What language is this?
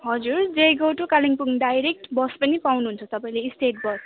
Nepali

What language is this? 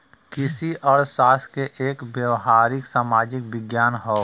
Bhojpuri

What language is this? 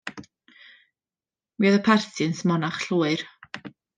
Welsh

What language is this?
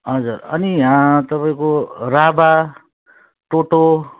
Nepali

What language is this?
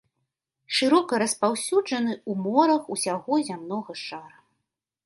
Belarusian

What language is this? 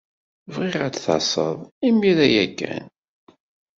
Kabyle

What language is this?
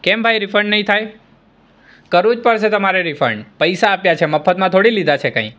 Gujarati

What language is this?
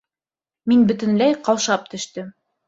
Bashkir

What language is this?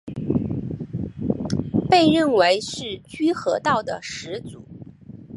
Chinese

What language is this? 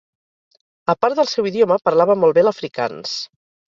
Catalan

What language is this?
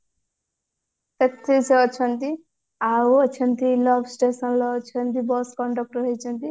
Odia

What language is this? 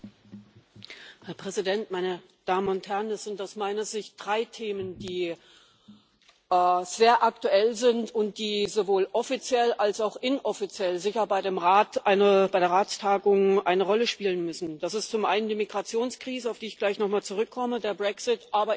German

